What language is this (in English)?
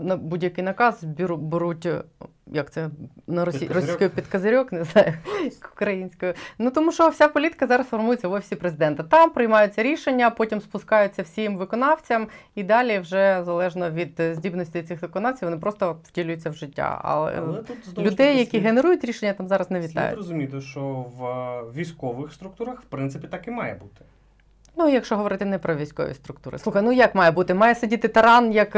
Ukrainian